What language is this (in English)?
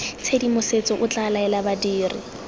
Tswana